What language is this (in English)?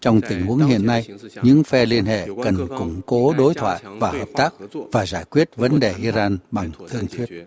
Vietnamese